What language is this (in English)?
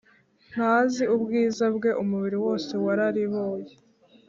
Kinyarwanda